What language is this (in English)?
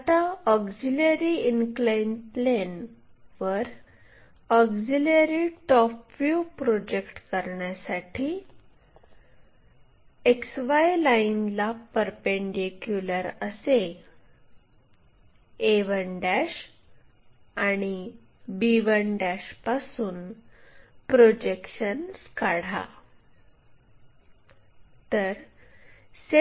Marathi